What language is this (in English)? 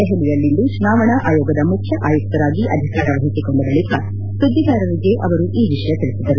Kannada